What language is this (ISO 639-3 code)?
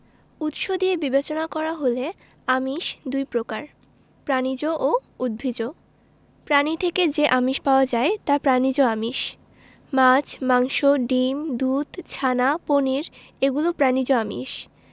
ben